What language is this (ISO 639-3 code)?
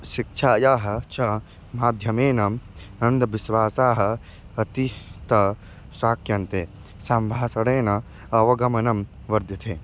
san